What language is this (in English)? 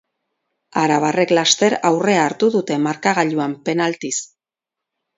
Basque